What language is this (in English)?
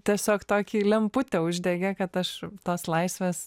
Lithuanian